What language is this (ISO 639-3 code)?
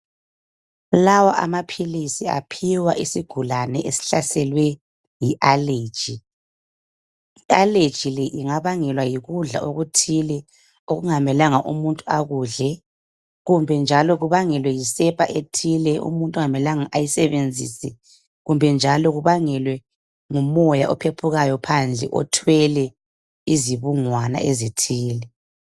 nde